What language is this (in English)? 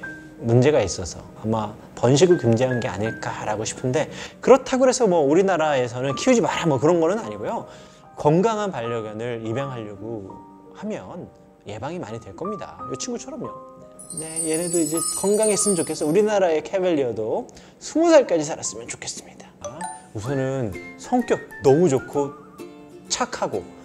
Korean